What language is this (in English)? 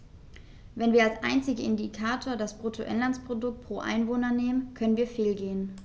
German